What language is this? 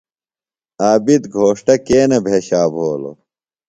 Phalura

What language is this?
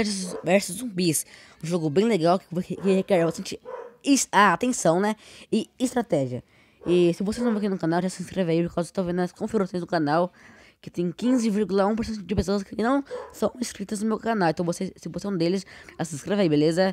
Portuguese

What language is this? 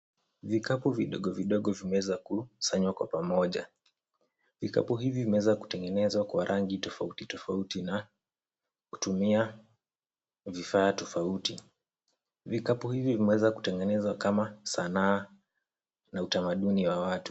Swahili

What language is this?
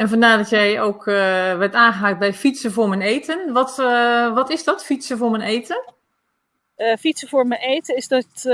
Dutch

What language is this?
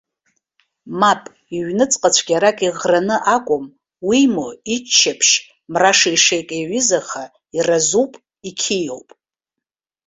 Abkhazian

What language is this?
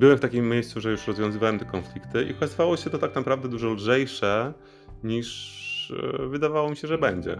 Polish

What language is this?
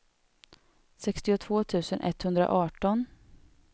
Swedish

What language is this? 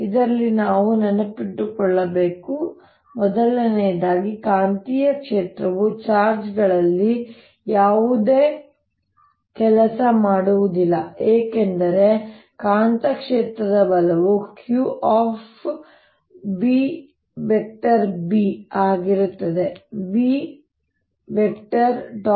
Kannada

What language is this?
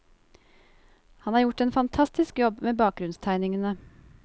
Norwegian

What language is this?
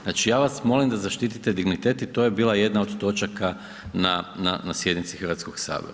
Croatian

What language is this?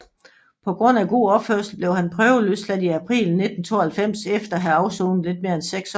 Danish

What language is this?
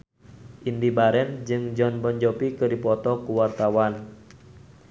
Sundanese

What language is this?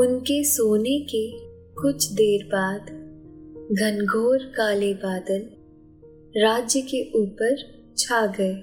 Hindi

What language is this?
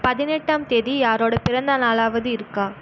Tamil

